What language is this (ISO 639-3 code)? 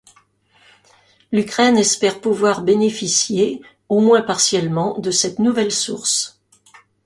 fra